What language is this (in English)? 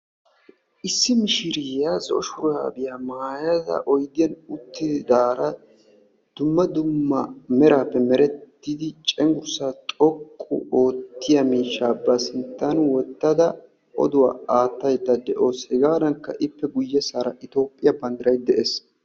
Wolaytta